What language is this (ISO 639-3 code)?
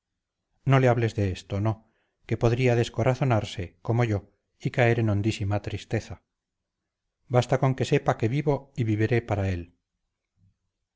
spa